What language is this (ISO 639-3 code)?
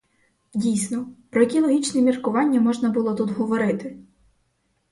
ukr